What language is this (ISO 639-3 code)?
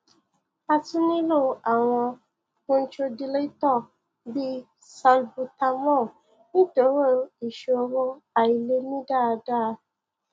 yor